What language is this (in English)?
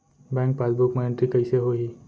Chhattisgarhi